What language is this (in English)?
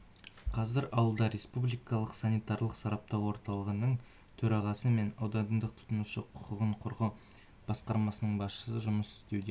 Kazakh